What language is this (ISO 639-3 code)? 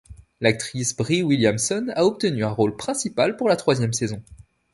fra